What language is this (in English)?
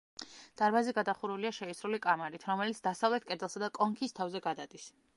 Georgian